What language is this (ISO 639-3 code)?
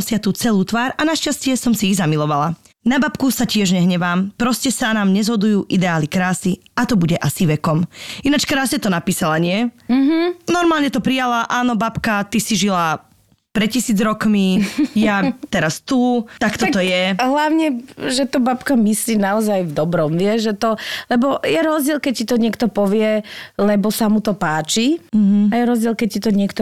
slk